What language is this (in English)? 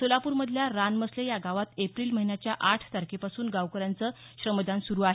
Marathi